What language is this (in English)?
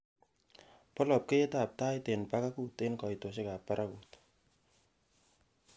Kalenjin